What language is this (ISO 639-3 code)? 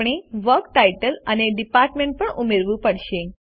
guj